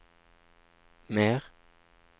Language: Norwegian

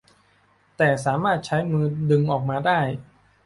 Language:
Thai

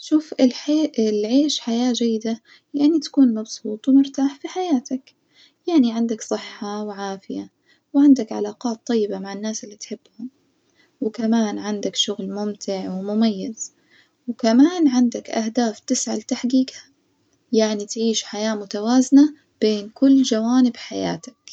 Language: Najdi Arabic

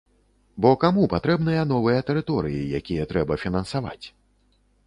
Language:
Belarusian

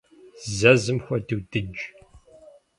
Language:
Kabardian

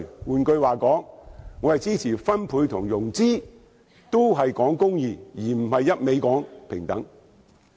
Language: Cantonese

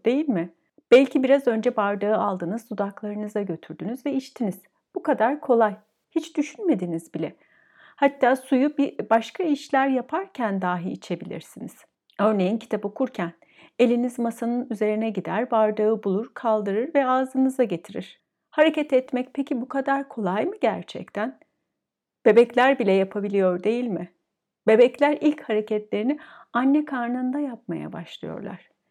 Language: Turkish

